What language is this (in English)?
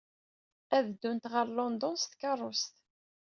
Kabyle